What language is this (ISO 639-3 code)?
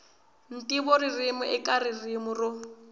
tso